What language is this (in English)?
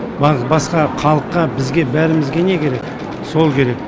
Kazakh